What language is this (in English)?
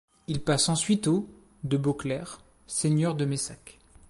French